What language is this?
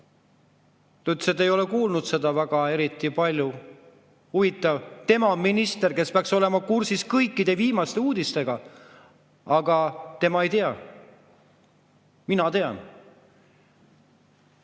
Estonian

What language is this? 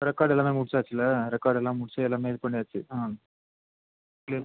Tamil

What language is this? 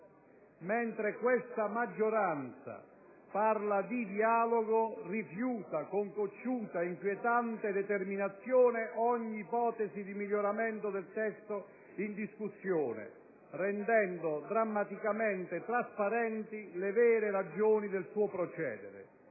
Italian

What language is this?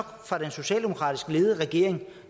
Danish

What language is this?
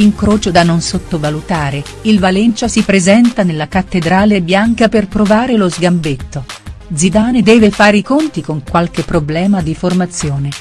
Italian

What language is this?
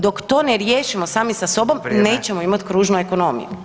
Croatian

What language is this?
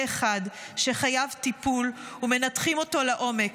Hebrew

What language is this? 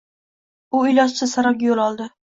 Uzbek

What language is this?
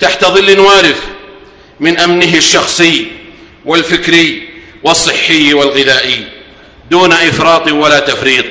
Arabic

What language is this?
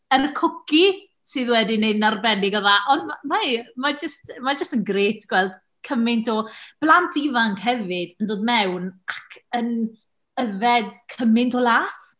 Welsh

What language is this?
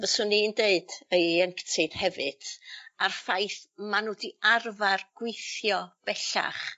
Welsh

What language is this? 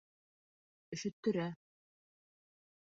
Bashkir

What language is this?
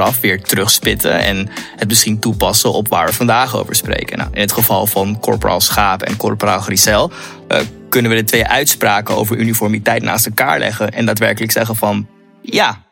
Dutch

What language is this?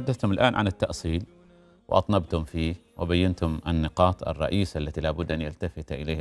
Arabic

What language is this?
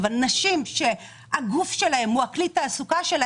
Hebrew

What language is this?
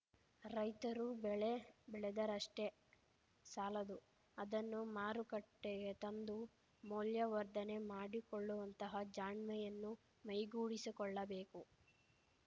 Kannada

